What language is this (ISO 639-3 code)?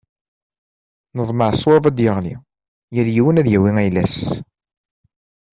kab